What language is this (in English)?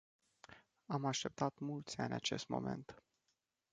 Romanian